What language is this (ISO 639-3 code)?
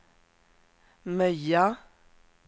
swe